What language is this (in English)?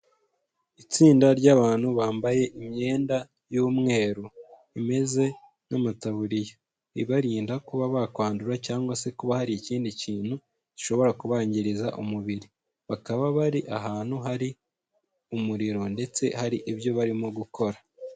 Kinyarwanda